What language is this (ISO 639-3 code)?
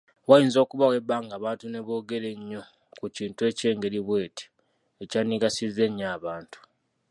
lug